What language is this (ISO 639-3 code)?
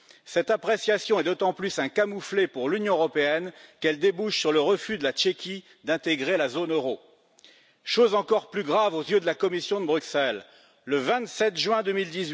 fra